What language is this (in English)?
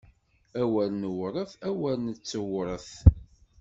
Kabyle